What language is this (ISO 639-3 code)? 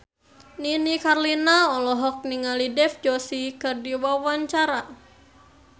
sun